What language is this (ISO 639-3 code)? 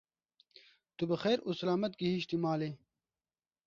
kur